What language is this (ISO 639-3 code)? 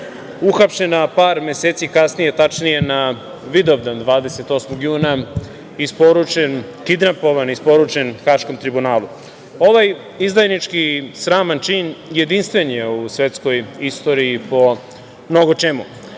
srp